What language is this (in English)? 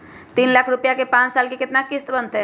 Magahi